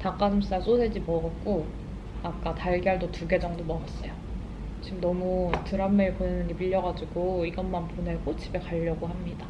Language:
Korean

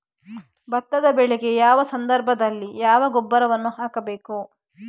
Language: Kannada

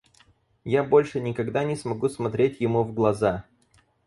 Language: Russian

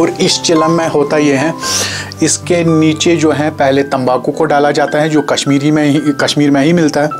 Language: Hindi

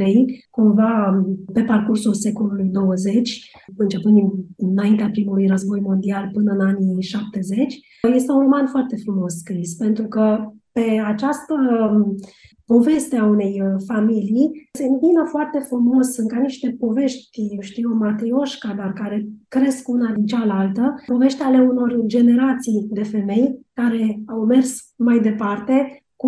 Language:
Romanian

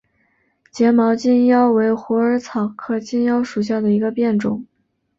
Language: Chinese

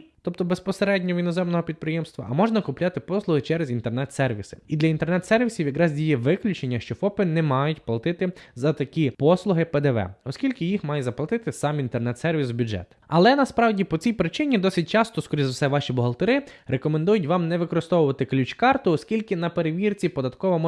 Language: Ukrainian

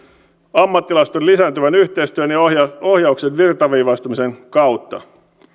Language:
Finnish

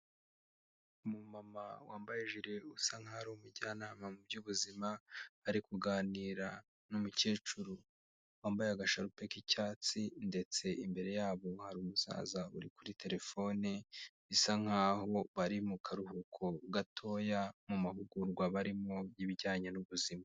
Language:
Kinyarwanda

